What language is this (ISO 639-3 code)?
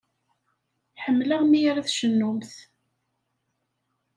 kab